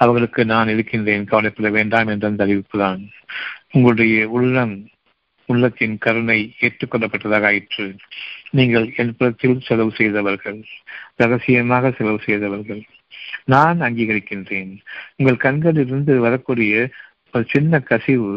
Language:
Tamil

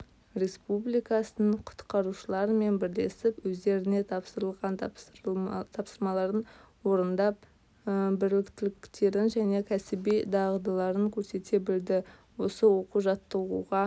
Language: Kazakh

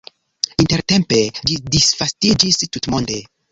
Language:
Esperanto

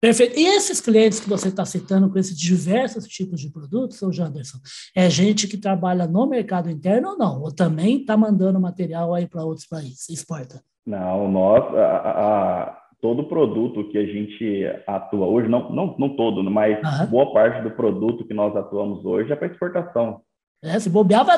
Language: Portuguese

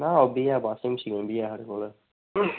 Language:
Dogri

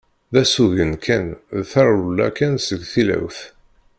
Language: Kabyle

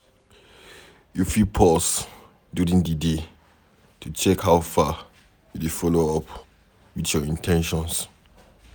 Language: Nigerian Pidgin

